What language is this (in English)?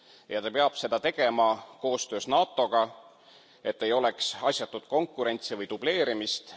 Estonian